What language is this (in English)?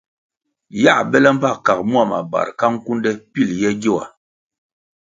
Kwasio